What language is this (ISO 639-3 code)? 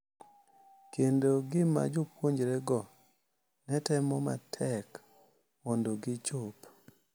luo